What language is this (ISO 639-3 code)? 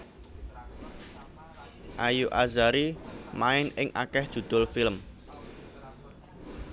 jav